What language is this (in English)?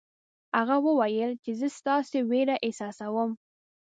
Pashto